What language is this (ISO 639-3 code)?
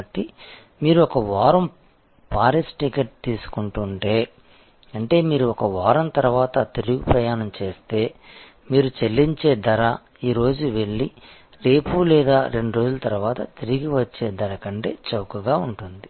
tel